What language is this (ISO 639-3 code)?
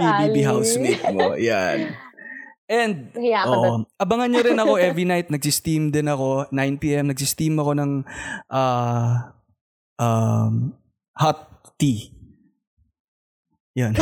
fil